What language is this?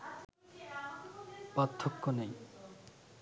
Bangla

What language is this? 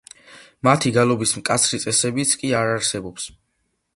Georgian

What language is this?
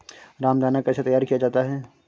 Hindi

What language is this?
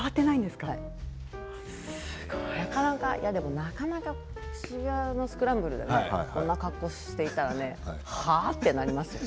Japanese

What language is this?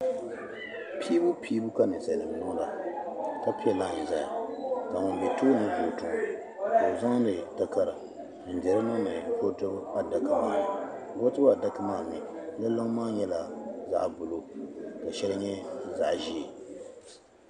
Dagbani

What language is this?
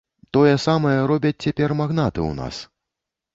Belarusian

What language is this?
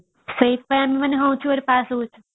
Odia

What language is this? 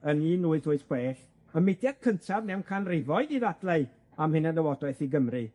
Welsh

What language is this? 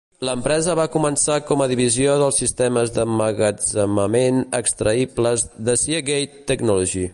Catalan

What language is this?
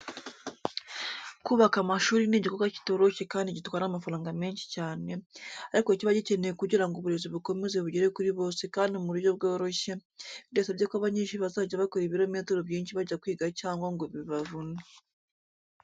Kinyarwanda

